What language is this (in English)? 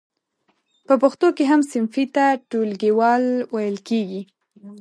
Pashto